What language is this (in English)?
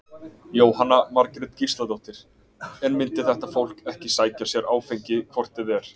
Icelandic